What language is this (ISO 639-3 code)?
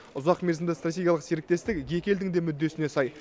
kaz